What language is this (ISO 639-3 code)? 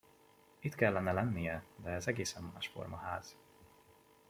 hun